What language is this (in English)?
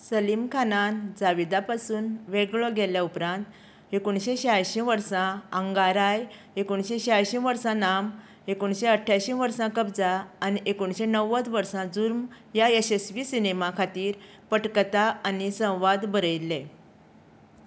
Konkani